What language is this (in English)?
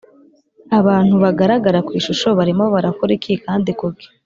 Kinyarwanda